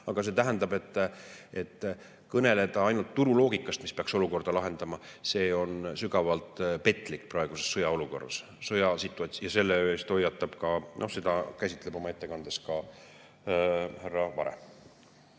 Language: Estonian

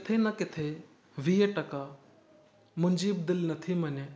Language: Sindhi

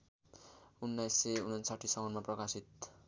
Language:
Nepali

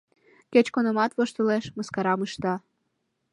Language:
Mari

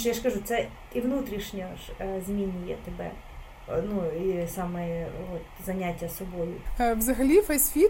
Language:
Ukrainian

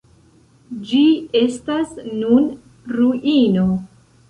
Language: Esperanto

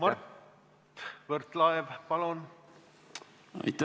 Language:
Estonian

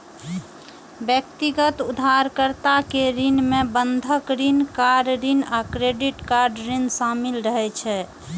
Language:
Maithili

